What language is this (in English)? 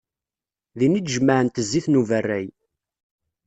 Kabyle